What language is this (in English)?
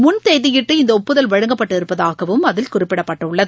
Tamil